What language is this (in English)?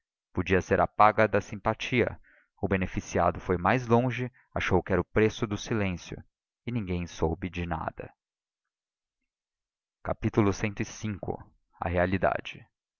Portuguese